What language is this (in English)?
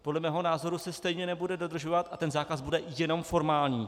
Czech